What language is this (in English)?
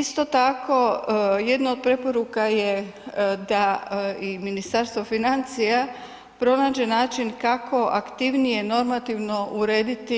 Croatian